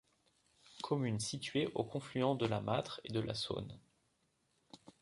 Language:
French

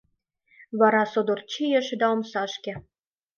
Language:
Mari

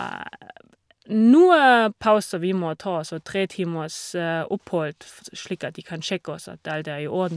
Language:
Norwegian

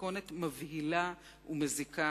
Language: Hebrew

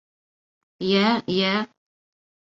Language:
Bashkir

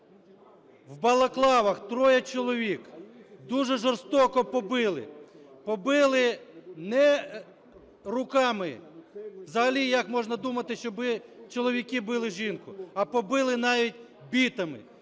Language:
Ukrainian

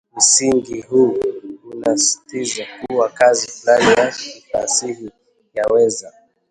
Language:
Swahili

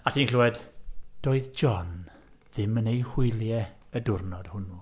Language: Welsh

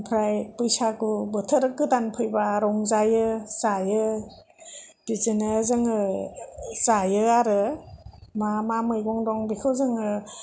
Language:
Bodo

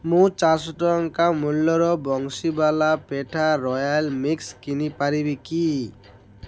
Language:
Odia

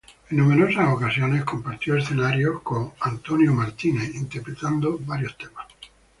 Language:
Spanish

